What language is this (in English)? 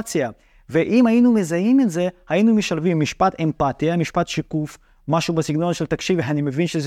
Hebrew